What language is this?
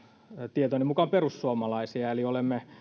Finnish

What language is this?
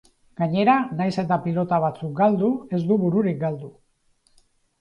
Basque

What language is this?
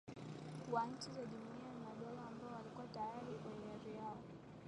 Swahili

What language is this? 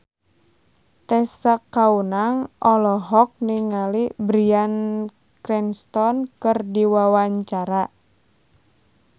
Sundanese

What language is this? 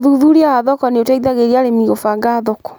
Kikuyu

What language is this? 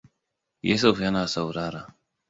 Hausa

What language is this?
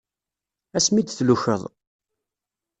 Kabyle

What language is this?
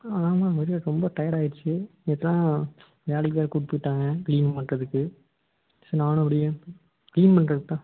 Tamil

